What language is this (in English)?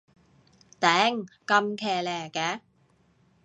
Cantonese